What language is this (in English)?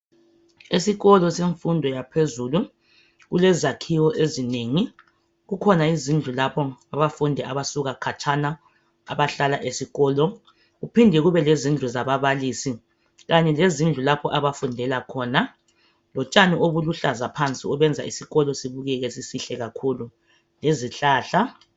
North Ndebele